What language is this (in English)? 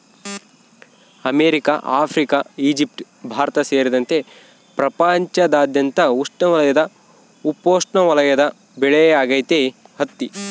Kannada